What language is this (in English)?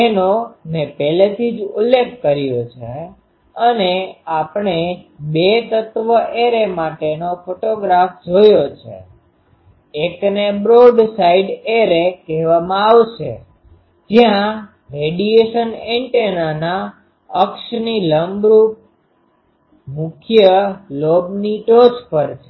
Gujarati